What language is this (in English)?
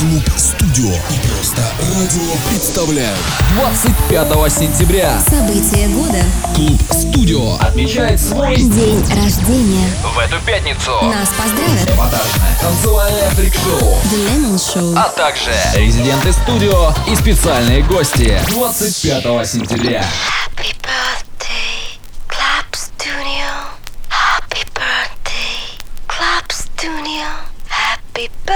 Russian